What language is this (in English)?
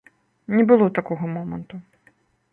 Belarusian